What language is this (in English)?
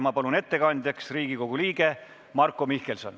Estonian